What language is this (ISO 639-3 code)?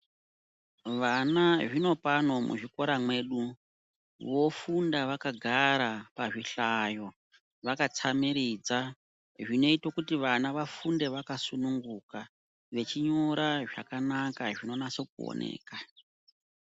ndc